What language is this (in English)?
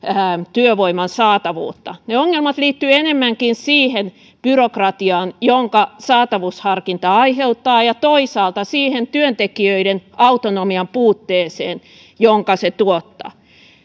Finnish